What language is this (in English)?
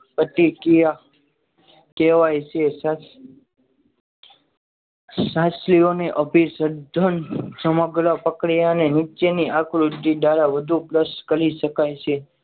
Gujarati